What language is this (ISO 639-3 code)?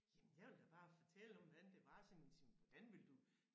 dan